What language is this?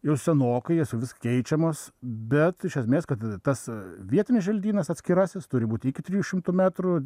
Lithuanian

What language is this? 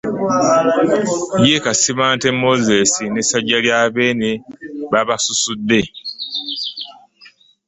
Ganda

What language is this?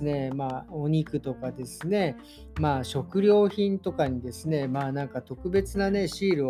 Japanese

